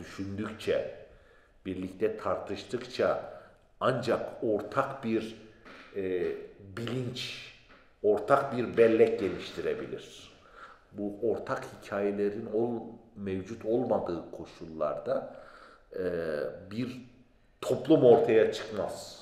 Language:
Turkish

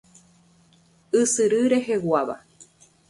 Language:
Guarani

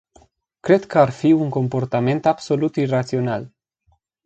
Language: Romanian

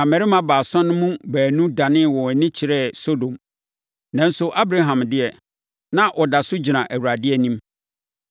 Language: Akan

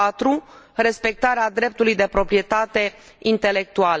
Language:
Romanian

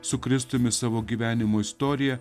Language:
Lithuanian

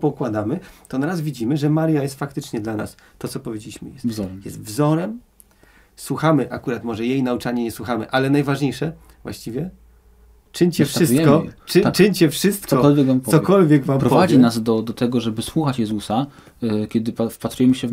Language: Polish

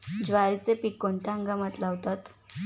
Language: Marathi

